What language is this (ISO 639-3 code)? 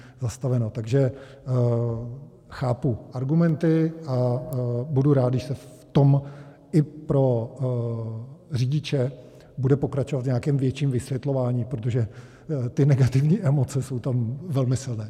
ces